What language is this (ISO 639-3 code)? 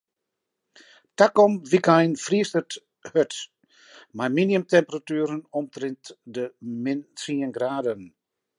fry